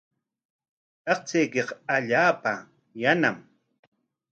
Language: Corongo Ancash Quechua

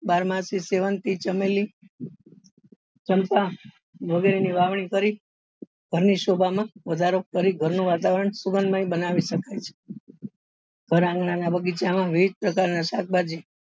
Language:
Gujarati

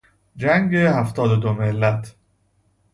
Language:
Persian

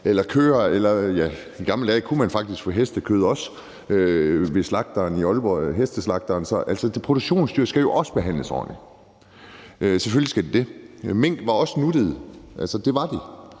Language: Danish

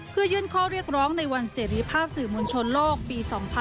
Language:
Thai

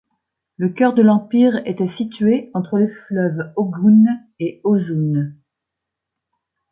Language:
French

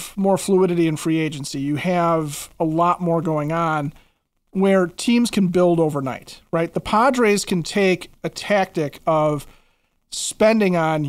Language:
English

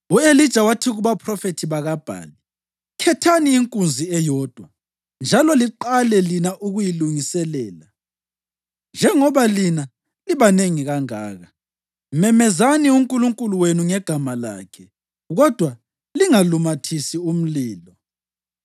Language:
North Ndebele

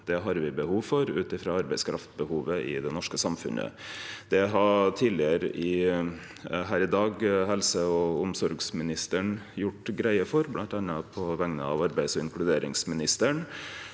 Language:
Norwegian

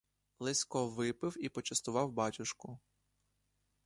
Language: Ukrainian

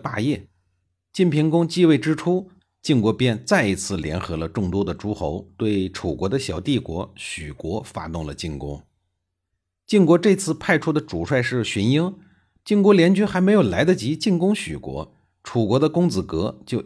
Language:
Chinese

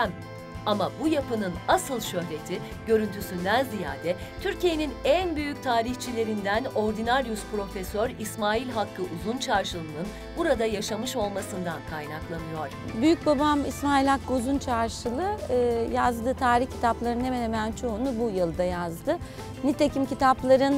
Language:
Turkish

